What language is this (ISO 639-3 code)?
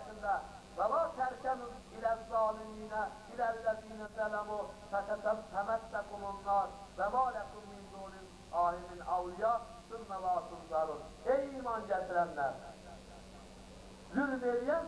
tur